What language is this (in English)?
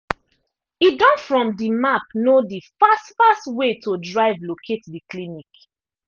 Nigerian Pidgin